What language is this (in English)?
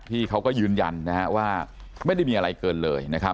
Thai